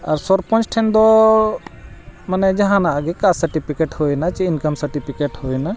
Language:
Santali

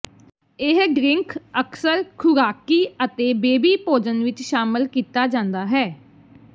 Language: Punjabi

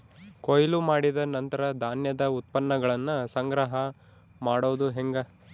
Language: Kannada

